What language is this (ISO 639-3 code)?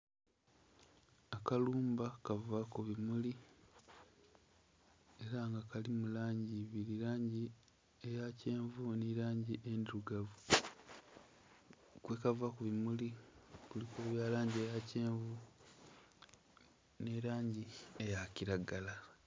xog